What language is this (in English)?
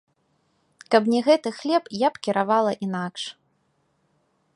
Belarusian